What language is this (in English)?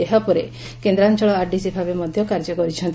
Odia